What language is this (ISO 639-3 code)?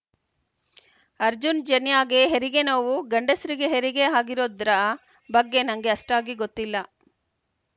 kan